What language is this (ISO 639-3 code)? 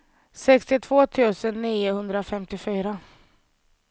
swe